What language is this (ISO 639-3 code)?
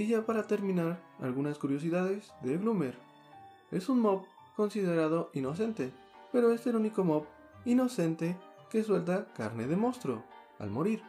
spa